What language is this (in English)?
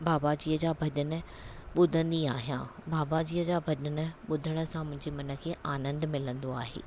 Sindhi